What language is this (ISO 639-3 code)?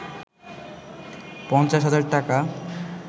ben